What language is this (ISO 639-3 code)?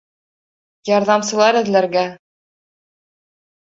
bak